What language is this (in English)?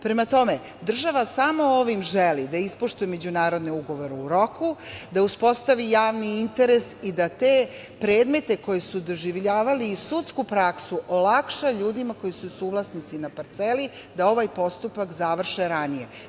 Serbian